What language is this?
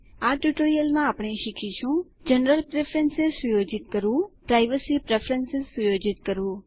Gujarati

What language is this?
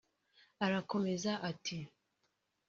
Kinyarwanda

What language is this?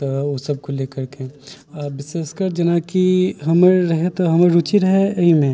Maithili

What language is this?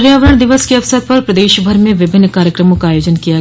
Hindi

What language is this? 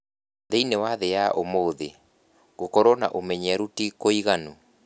Kikuyu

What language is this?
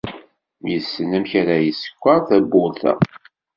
Kabyle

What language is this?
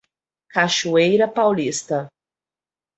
Portuguese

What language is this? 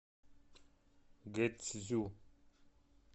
Russian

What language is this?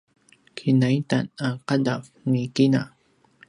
Paiwan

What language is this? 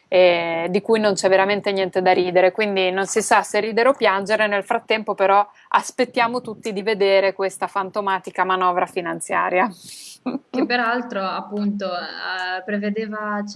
Italian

